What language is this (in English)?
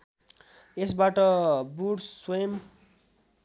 Nepali